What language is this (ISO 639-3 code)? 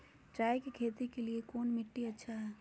mag